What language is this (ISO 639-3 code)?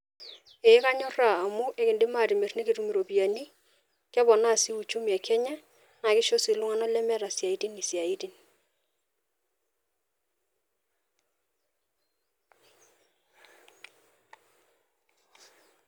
mas